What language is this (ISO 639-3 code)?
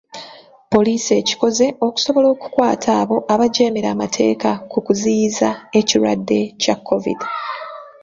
lug